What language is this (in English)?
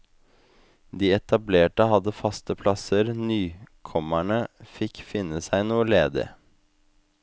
Norwegian